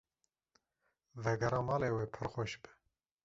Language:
Kurdish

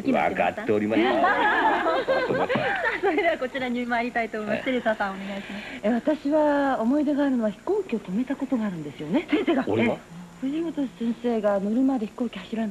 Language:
Japanese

